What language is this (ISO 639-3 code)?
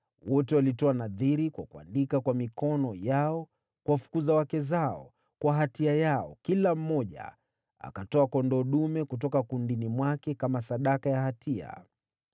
swa